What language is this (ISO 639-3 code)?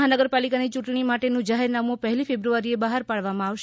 guj